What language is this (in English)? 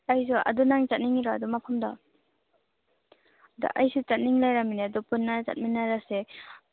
Manipuri